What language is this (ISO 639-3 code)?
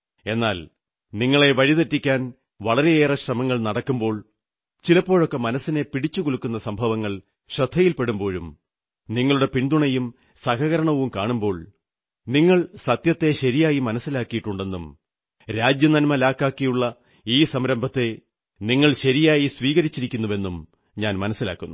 mal